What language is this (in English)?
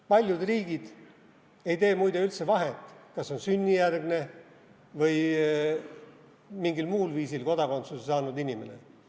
Estonian